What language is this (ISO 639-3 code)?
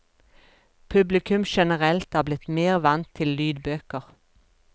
nor